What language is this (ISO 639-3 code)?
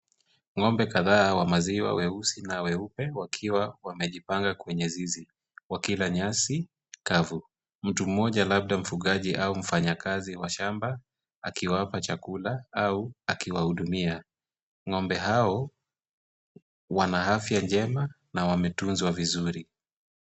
swa